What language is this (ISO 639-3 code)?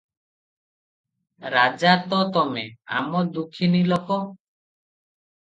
ori